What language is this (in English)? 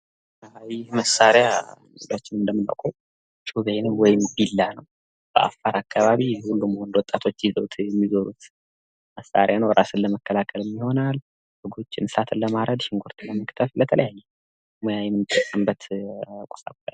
Amharic